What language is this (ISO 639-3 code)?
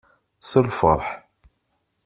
kab